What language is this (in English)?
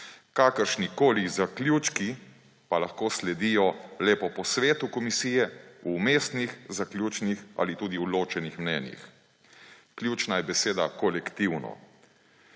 Slovenian